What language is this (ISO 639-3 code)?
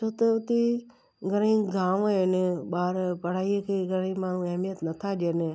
snd